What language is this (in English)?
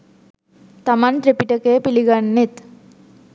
Sinhala